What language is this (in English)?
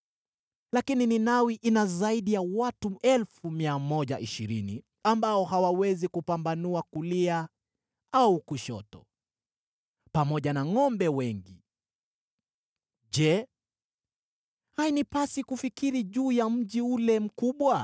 Swahili